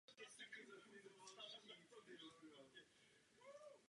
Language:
Czech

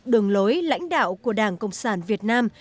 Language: Vietnamese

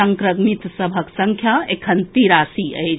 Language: Maithili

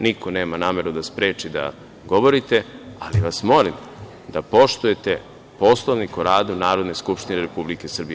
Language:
Serbian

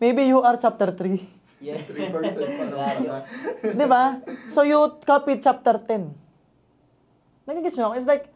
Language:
Filipino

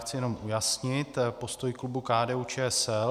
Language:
Czech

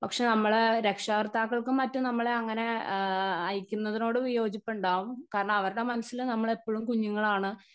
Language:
Malayalam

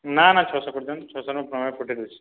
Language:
Odia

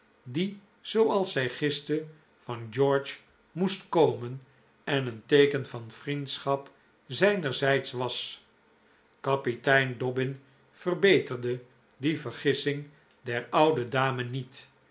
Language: Dutch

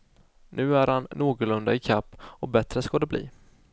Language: Swedish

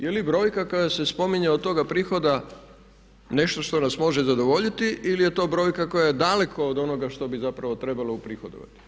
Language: Croatian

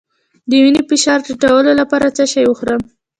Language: Pashto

